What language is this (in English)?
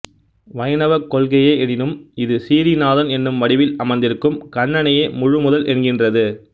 Tamil